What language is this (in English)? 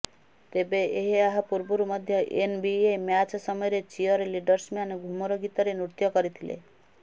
Odia